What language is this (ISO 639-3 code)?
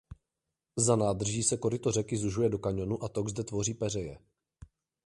ces